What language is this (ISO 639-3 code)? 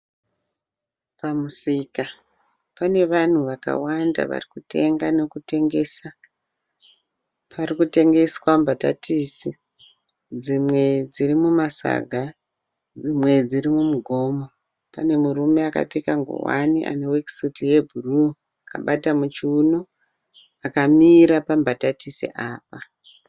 sna